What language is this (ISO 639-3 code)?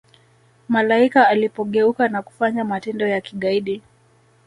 swa